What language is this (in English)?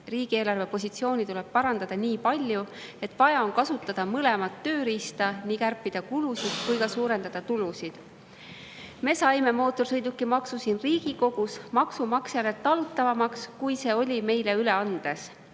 Estonian